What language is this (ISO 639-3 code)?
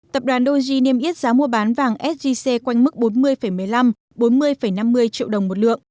vie